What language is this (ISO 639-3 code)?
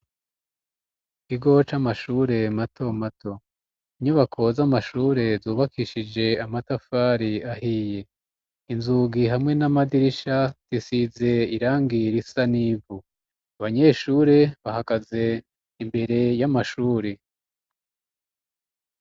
run